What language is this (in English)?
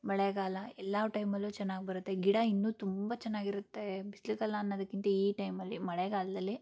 Kannada